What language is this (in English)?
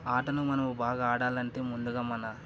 Telugu